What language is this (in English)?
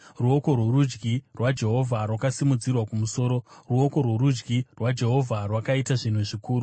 Shona